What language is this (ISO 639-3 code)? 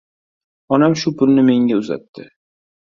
uzb